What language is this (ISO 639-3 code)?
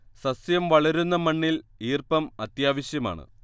mal